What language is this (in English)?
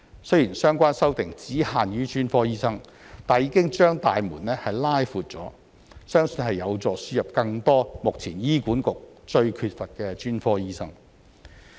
Cantonese